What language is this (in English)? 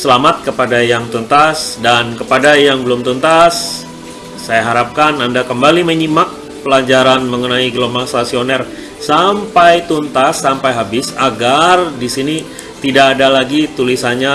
Indonesian